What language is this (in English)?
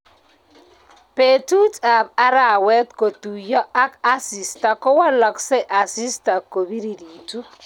Kalenjin